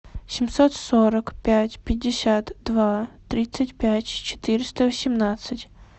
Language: Russian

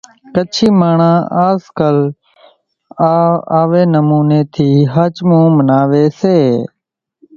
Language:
Kachi Koli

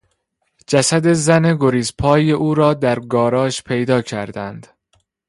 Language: Persian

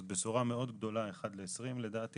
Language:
Hebrew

